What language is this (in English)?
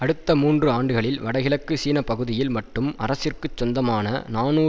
Tamil